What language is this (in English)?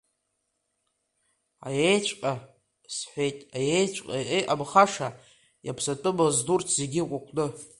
Abkhazian